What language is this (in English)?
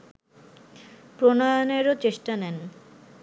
Bangla